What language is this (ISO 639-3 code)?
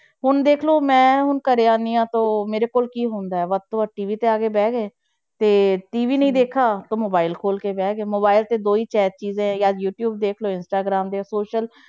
pan